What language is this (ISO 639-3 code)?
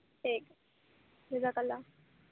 urd